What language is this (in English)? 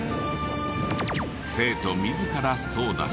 Japanese